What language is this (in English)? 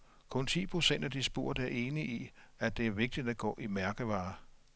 Danish